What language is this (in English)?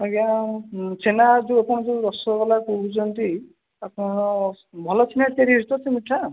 Odia